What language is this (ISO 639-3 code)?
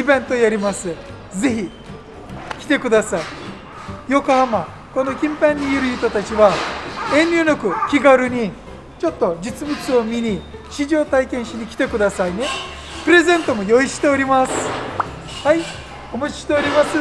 jpn